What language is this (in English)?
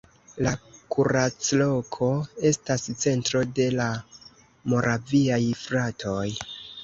Esperanto